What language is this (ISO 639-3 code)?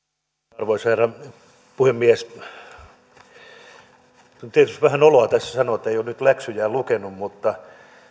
fin